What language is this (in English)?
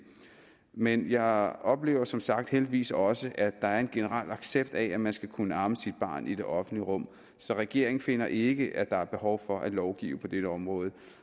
Danish